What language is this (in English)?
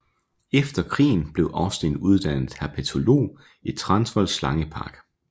Danish